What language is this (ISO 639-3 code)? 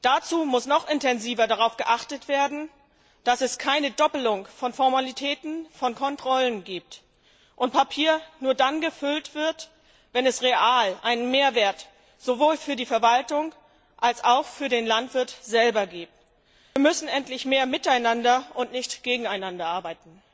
deu